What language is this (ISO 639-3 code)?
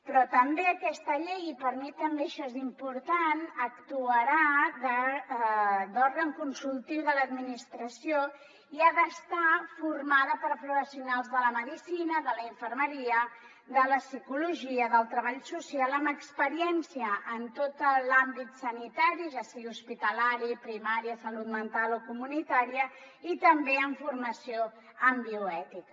cat